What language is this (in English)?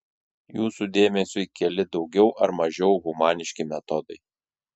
Lithuanian